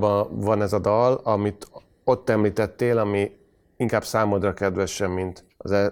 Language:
Hungarian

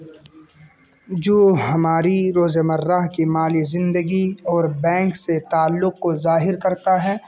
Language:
Urdu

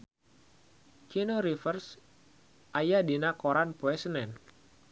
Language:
Sundanese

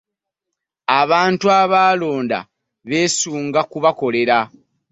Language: Ganda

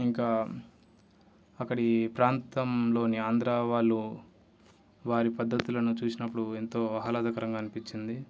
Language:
Telugu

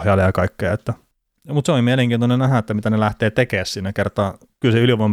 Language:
Finnish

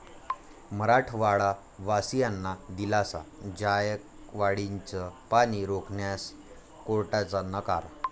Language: Marathi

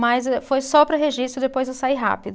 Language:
Portuguese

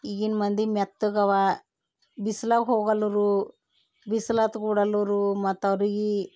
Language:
Kannada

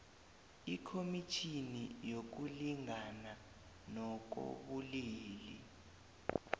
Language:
South Ndebele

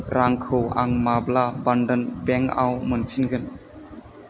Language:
Bodo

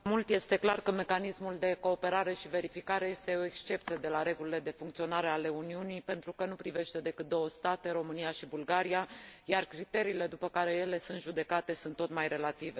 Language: Romanian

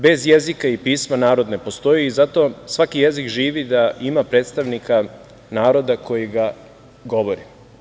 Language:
Serbian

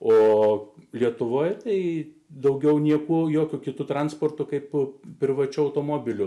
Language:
Lithuanian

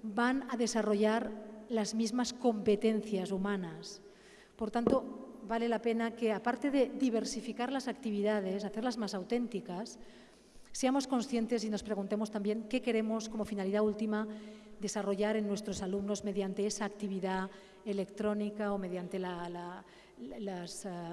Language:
Spanish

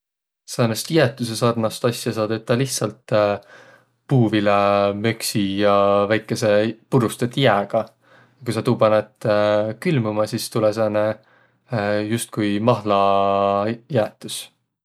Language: Võro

